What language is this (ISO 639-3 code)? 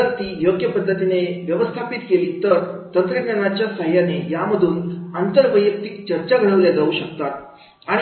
mar